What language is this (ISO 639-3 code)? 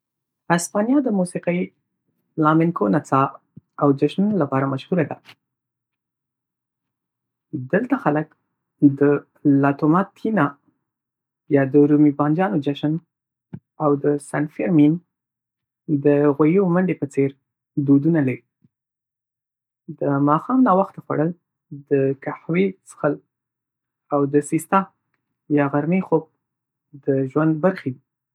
pus